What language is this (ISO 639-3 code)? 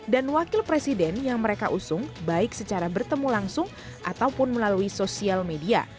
ind